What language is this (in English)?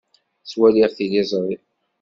Kabyle